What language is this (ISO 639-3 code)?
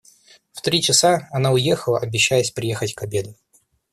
rus